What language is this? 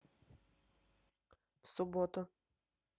Russian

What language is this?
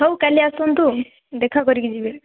Odia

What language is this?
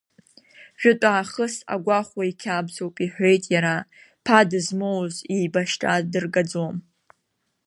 Abkhazian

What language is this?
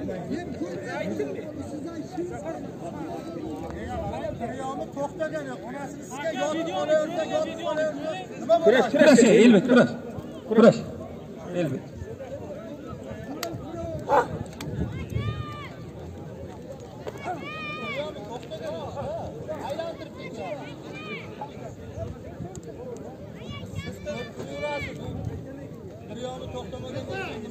Turkish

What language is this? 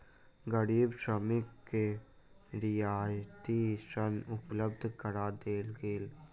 Maithili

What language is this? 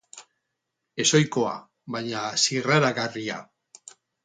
Basque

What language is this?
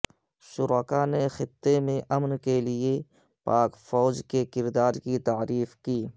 Urdu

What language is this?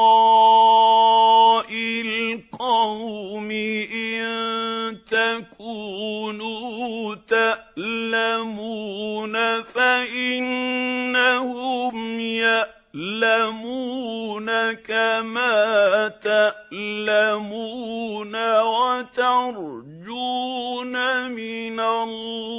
Arabic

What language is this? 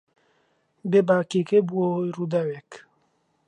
Central Kurdish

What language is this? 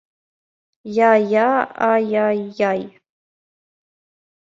Mari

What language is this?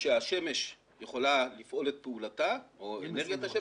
Hebrew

